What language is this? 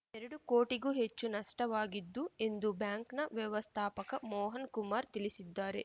Kannada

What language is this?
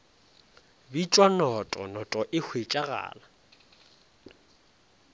Northern Sotho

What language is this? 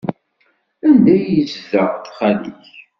Kabyle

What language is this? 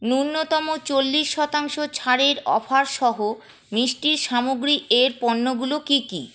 Bangla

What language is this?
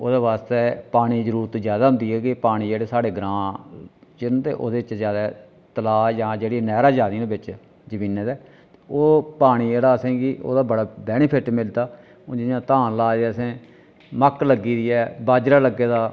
Dogri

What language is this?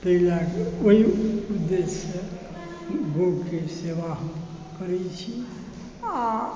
Maithili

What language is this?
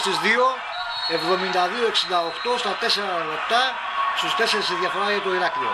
Greek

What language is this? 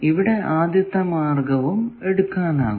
Malayalam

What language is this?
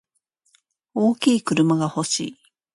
Japanese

